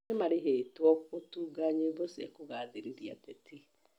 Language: Kikuyu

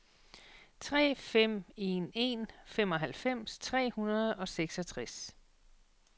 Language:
Danish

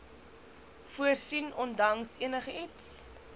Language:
Afrikaans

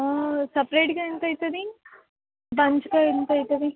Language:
Telugu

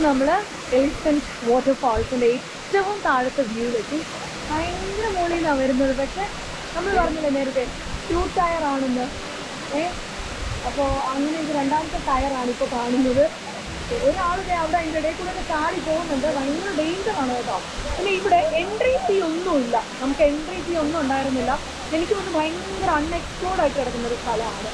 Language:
Malayalam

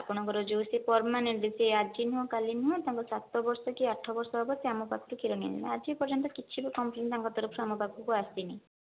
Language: Odia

